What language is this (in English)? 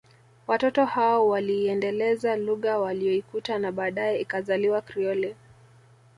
Swahili